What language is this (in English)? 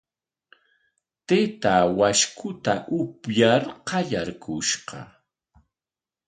Corongo Ancash Quechua